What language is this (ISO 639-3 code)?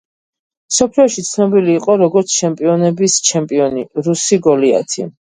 kat